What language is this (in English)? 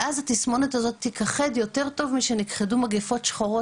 Hebrew